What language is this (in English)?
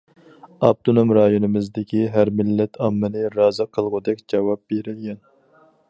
Uyghur